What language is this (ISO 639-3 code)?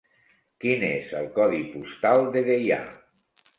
cat